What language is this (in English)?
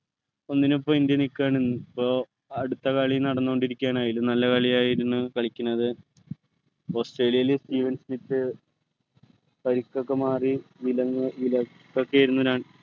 Malayalam